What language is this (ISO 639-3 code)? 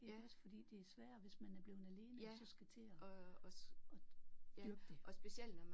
dan